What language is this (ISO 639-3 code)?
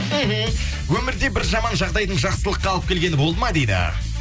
kaz